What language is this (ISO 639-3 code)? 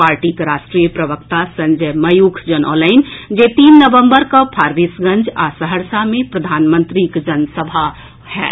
mai